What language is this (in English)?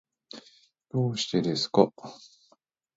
Japanese